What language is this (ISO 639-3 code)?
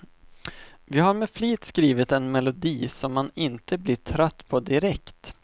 swe